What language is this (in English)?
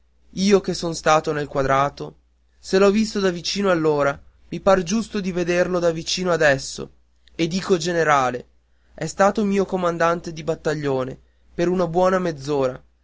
Italian